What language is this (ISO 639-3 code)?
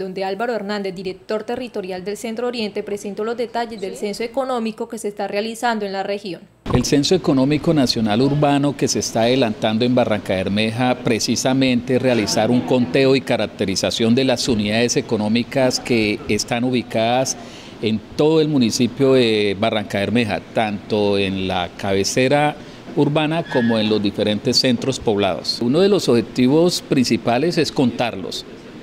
spa